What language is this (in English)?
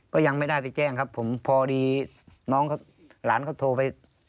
Thai